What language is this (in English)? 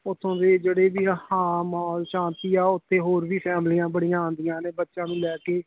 Punjabi